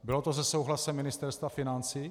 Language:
Czech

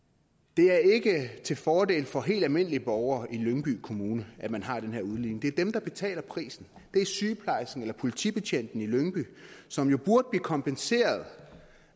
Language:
Danish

